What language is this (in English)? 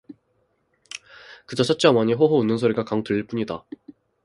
Korean